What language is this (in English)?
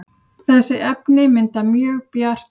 Icelandic